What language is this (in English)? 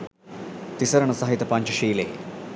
Sinhala